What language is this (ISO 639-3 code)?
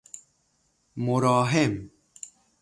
fas